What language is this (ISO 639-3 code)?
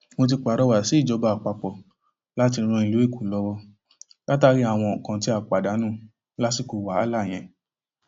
yor